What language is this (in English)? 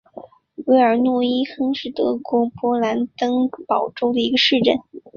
Chinese